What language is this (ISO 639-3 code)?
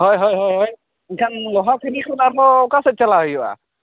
sat